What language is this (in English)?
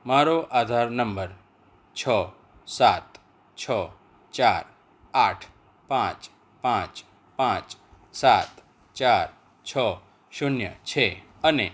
Gujarati